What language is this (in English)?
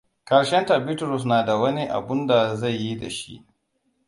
Hausa